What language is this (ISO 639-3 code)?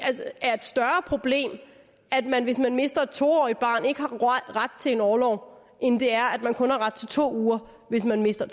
dan